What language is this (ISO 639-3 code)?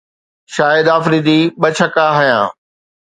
snd